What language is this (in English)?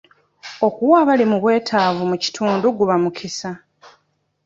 Ganda